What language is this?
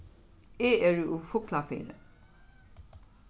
Faroese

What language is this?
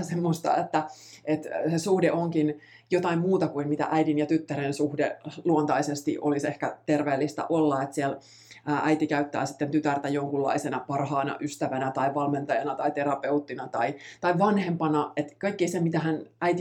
Finnish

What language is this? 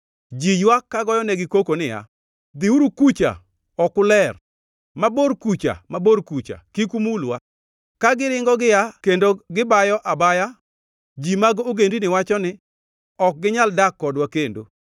Luo (Kenya and Tanzania)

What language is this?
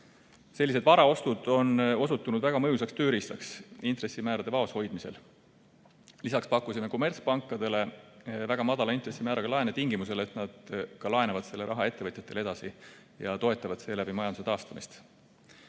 Estonian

